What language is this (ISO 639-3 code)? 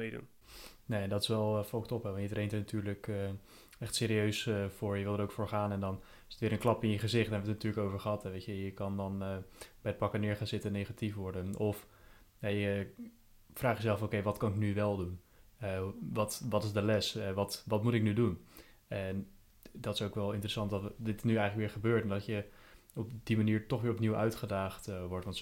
nld